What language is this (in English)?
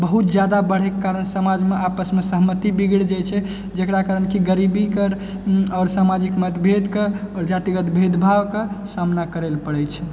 Maithili